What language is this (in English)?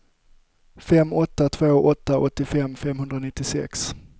Swedish